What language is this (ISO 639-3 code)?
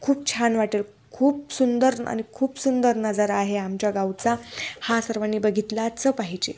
mar